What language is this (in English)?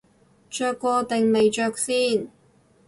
Cantonese